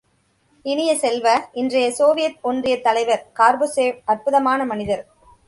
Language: Tamil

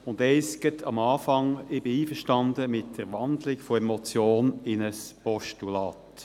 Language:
Swiss German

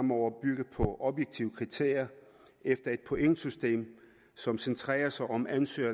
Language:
Danish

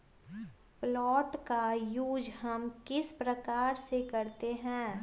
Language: Magahi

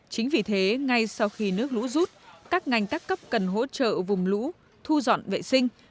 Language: Vietnamese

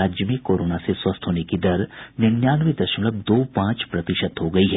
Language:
Hindi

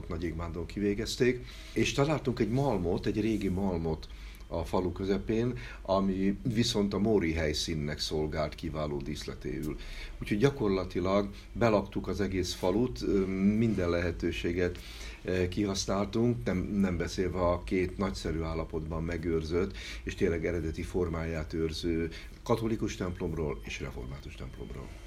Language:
Hungarian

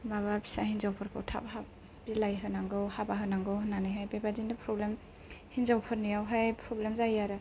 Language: Bodo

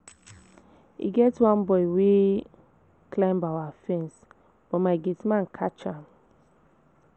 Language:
Nigerian Pidgin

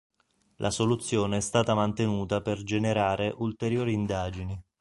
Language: Italian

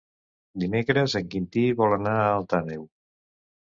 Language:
Catalan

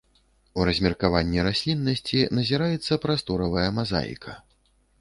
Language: Belarusian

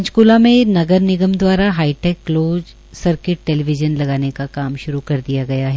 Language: Hindi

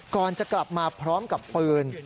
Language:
Thai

